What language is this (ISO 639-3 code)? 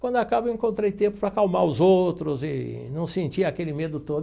por